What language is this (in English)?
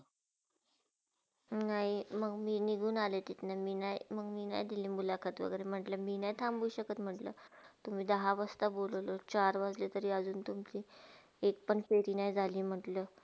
Marathi